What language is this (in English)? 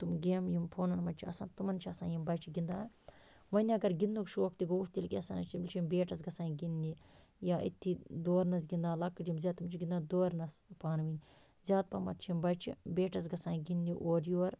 Kashmiri